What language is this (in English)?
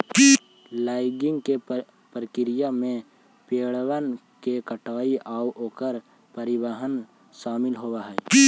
Magahi